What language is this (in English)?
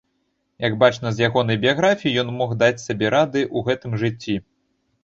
Belarusian